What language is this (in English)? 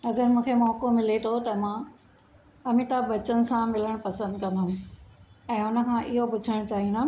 Sindhi